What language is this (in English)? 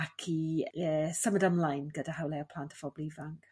Welsh